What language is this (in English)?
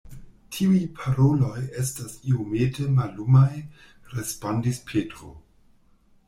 Esperanto